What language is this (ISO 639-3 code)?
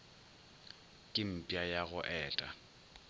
nso